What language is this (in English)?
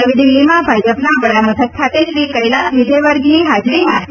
Gujarati